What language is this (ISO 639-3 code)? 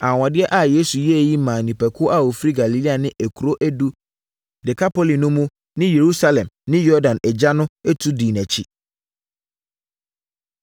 aka